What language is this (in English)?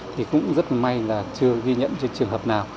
Vietnamese